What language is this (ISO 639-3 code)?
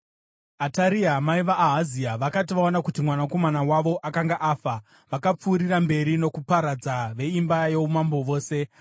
sna